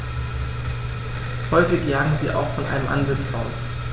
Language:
German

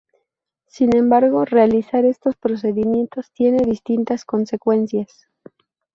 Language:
Spanish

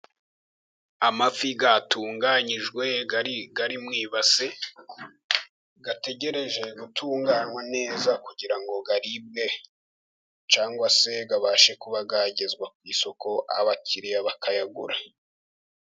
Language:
Kinyarwanda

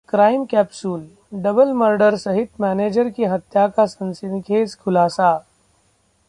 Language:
Hindi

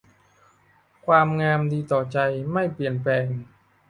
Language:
Thai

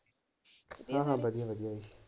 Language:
Punjabi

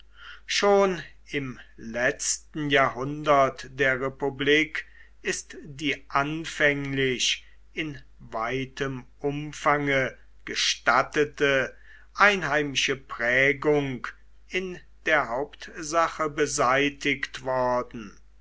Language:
German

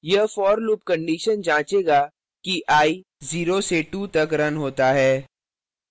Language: Hindi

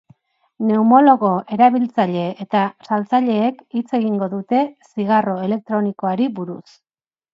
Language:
Basque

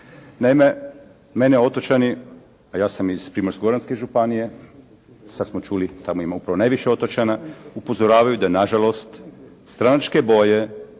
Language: Croatian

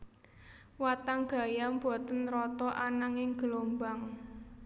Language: Javanese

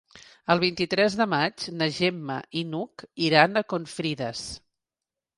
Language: Catalan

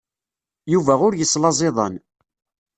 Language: Kabyle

